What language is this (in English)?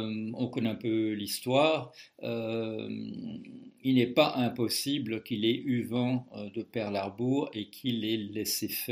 French